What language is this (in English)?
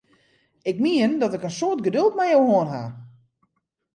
Western Frisian